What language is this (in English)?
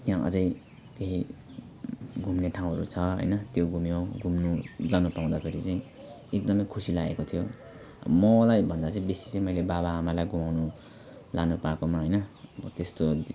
Nepali